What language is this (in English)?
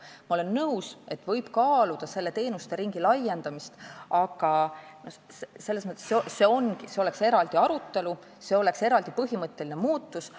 Estonian